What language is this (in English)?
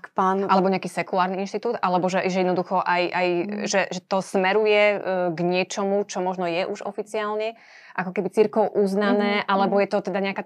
Slovak